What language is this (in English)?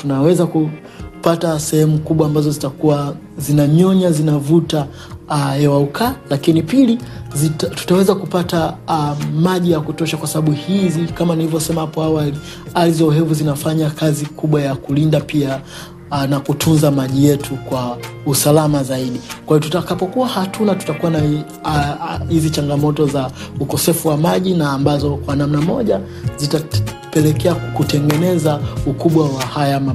Swahili